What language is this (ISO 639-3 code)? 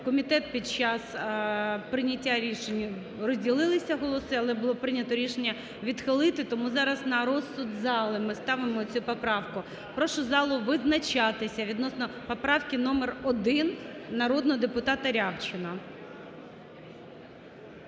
ukr